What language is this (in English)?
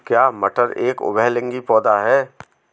Hindi